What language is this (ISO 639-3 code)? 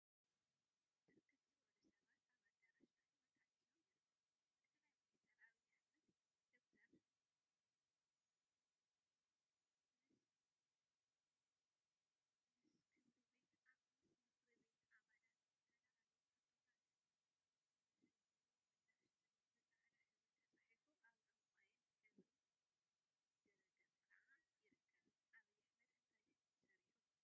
tir